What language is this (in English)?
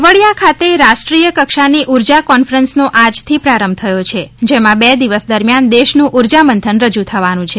Gujarati